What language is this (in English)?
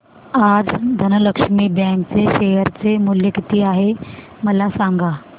Marathi